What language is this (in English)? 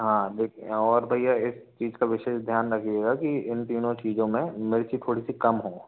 Hindi